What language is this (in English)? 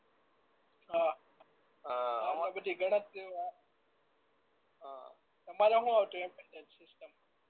Gujarati